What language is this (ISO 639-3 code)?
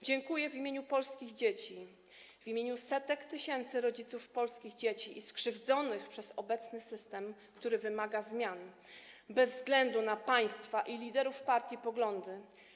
pol